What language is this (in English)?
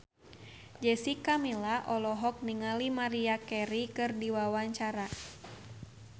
Sundanese